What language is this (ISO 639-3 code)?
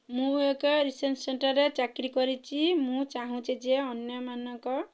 ori